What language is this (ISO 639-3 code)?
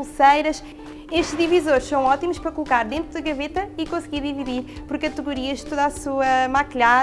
por